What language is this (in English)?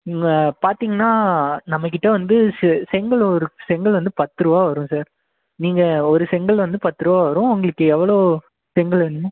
Tamil